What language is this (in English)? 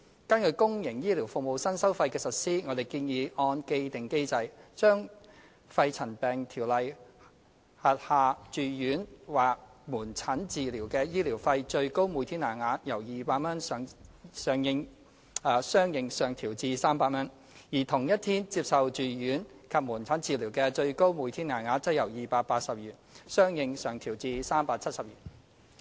Cantonese